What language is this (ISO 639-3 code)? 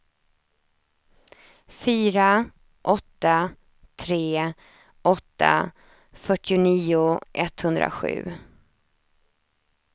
swe